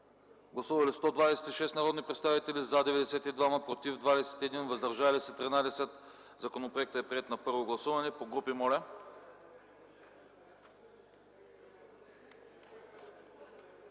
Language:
Bulgarian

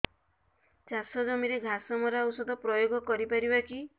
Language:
Odia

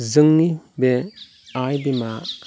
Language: Bodo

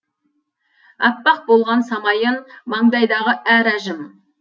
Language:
Kazakh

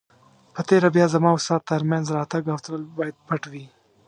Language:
Pashto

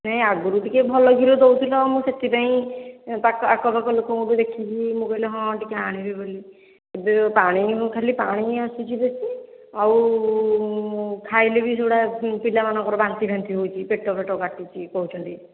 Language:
Odia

